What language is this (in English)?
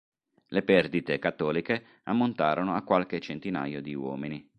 Italian